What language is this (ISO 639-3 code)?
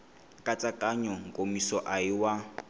tso